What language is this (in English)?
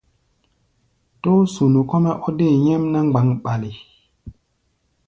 Gbaya